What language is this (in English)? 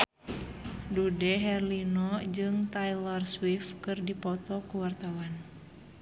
Sundanese